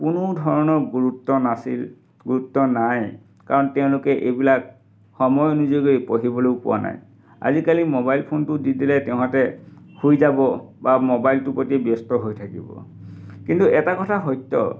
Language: Assamese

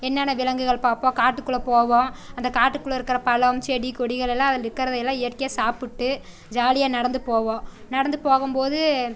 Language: Tamil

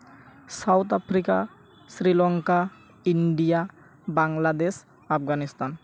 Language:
Santali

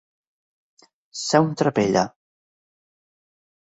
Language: Catalan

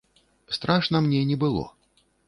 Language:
Belarusian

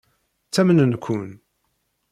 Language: Kabyle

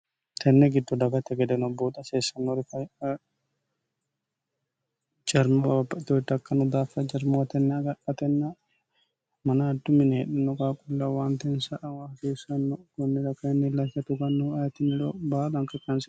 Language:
Sidamo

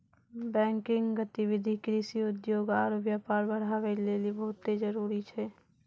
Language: Maithili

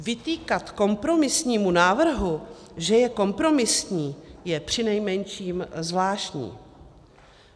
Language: Czech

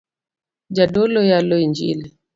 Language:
Luo (Kenya and Tanzania)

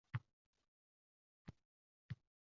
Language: Uzbek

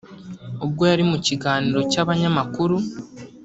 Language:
Kinyarwanda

